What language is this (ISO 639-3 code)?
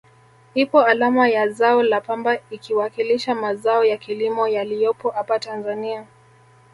swa